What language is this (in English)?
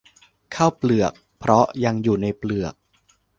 Thai